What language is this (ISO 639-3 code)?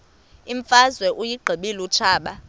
xho